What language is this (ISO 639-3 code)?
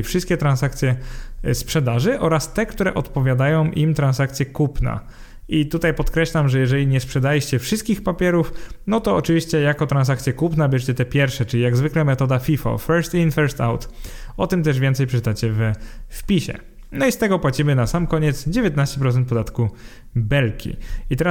pol